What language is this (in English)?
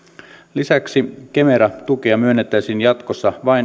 Finnish